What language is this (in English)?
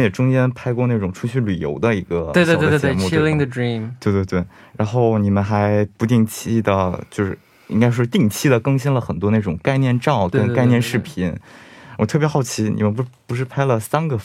Chinese